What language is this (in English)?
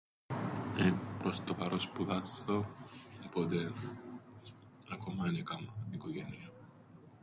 Greek